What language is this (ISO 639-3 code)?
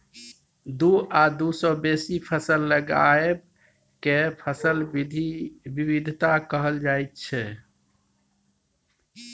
mai